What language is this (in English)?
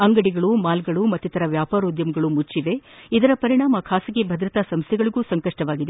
Kannada